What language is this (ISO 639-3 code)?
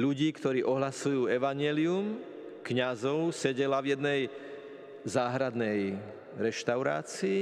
slk